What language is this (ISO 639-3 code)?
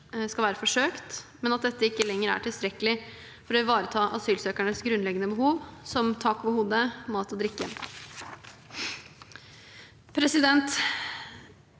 nor